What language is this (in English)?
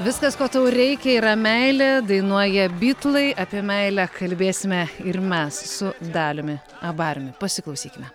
Lithuanian